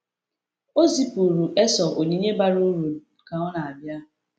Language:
Igbo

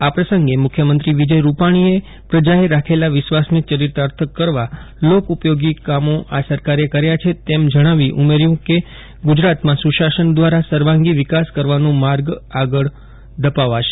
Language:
Gujarati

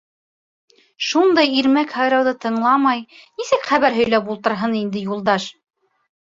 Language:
Bashkir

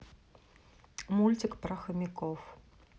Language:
Russian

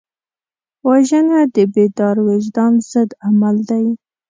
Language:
Pashto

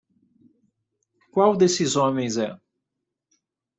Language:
Portuguese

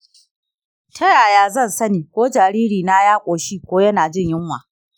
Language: Hausa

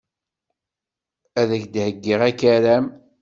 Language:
Kabyle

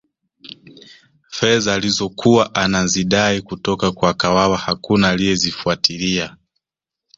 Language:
Swahili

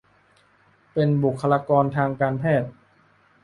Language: Thai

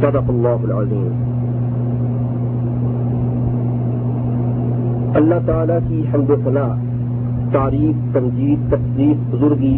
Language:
Urdu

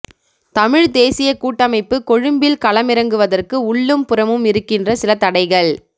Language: Tamil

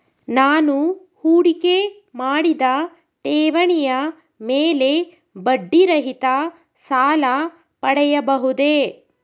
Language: Kannada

